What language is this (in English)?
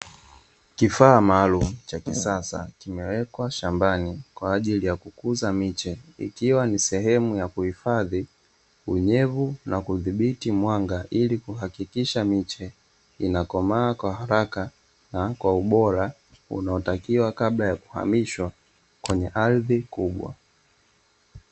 Swahili